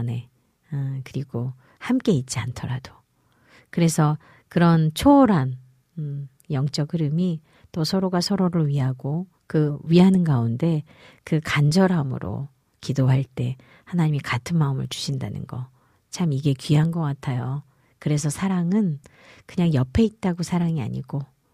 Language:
Korean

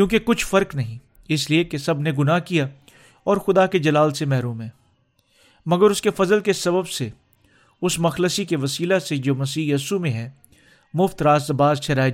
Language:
Urdu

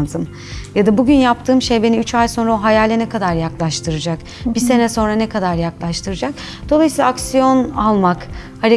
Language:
Turkish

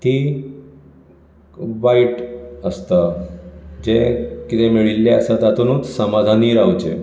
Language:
Konkani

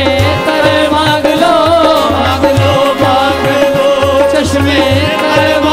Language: Arabic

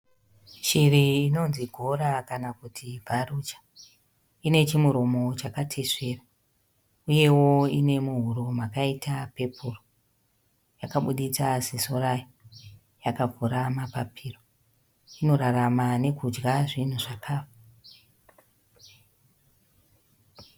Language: Shona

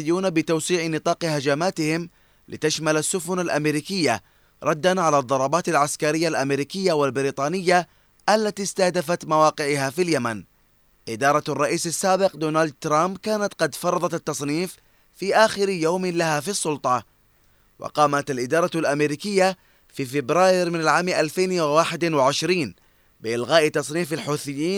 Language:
Arabic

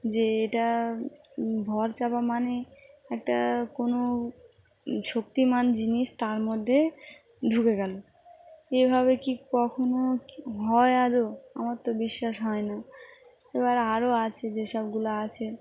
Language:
Bangla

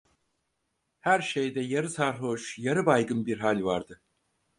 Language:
Turkish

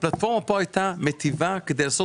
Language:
Hebrew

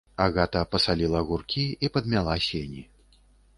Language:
Belarusian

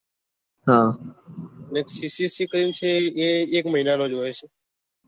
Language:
Gujarati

